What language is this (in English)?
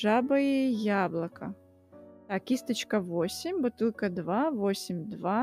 Russian